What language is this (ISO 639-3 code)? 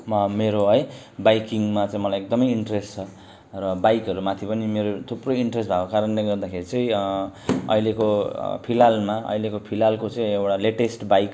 nep